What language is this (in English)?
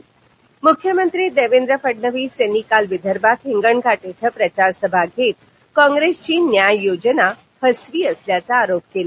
Marathi